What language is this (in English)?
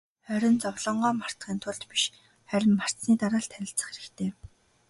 Mongolian